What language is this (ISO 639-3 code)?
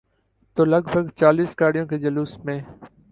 urd